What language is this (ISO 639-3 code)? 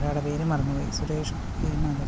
mal